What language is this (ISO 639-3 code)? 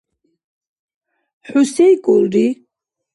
dar